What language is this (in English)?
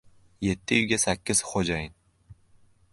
Uzbek